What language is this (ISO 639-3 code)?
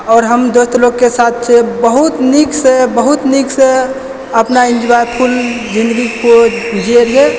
mai